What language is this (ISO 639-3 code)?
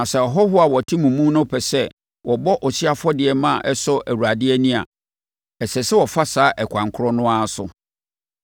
aka